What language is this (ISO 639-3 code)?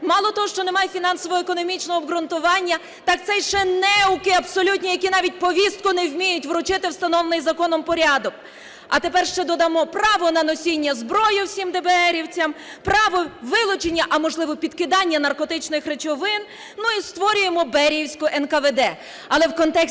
ukr